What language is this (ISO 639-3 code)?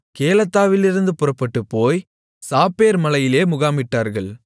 tam